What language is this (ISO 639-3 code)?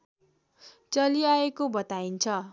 nep